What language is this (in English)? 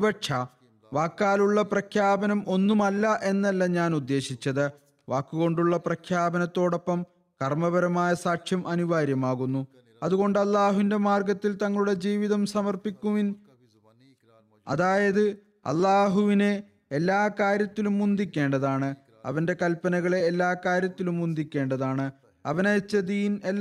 Malayalam